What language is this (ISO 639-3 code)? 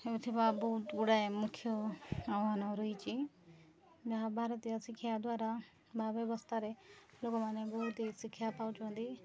ori